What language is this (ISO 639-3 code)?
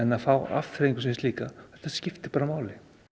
isl